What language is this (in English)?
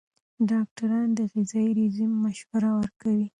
Pashto